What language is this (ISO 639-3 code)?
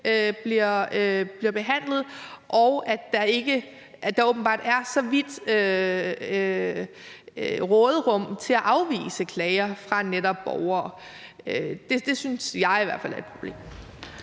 dan